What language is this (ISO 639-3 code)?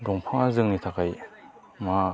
brx